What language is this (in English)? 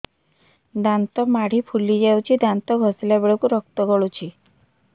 Odia